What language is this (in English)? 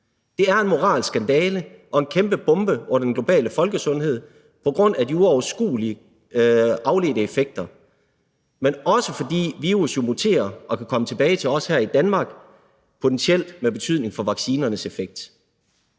Danish